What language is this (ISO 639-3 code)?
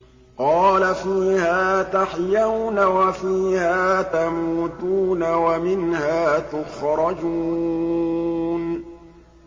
ara